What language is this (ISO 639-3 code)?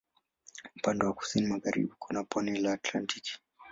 swa